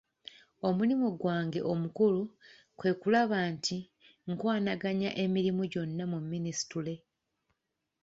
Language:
Ganda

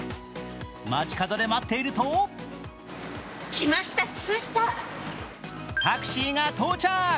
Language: Japanese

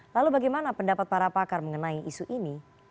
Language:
Indonesian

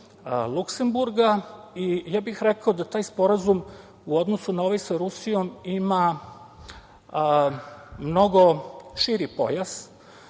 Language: Serbian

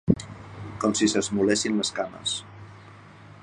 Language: Catalan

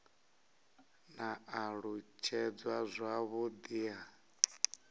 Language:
Venda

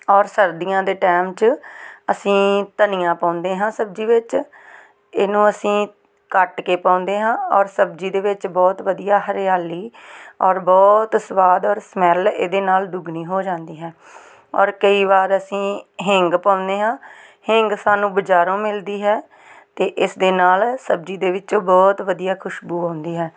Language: Punjabi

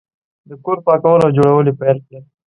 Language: Pashto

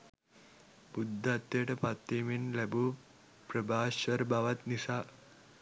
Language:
Sinhala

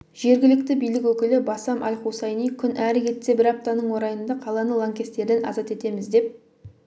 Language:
Kazakh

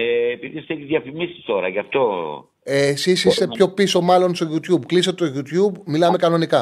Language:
Greek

